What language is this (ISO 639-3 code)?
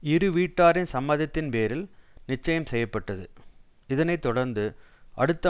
tam